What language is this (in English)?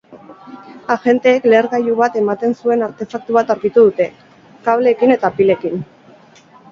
Basque